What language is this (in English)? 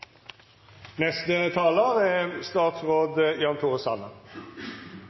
Norwegian Nynorsk